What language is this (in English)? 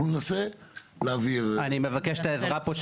Hebrew